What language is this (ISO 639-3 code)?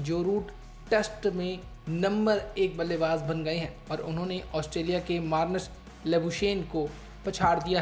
hin